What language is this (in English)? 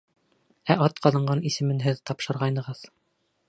Bashkir